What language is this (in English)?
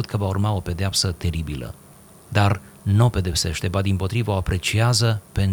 Romanian